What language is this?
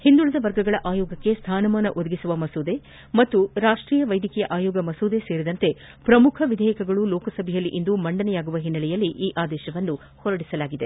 Kannada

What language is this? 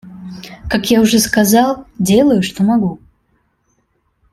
Russian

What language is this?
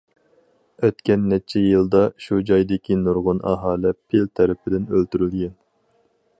Uyghur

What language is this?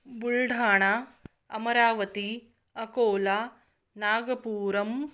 Sanskrit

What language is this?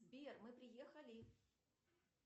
Russian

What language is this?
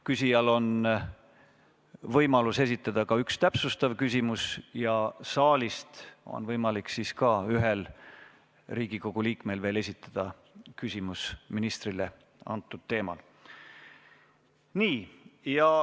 Estonian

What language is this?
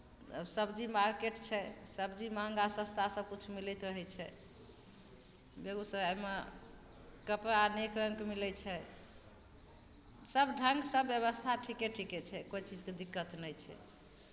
Maithili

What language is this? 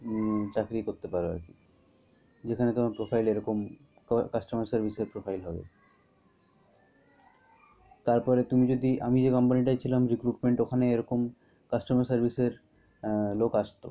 Bangla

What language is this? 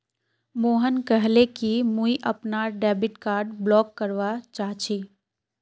Magahi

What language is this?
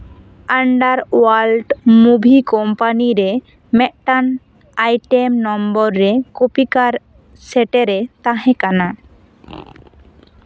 Santali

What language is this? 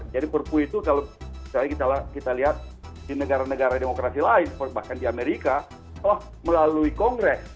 Indonesian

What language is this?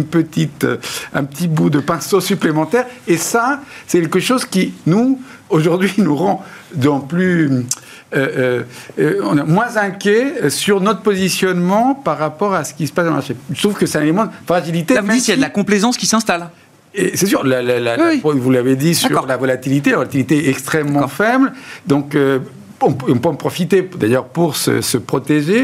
French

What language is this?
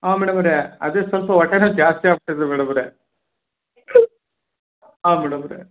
Kannada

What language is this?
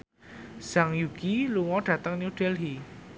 Javanese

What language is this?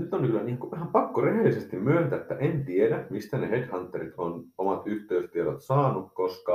Finnish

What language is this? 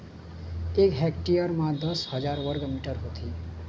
Chhattisgarhi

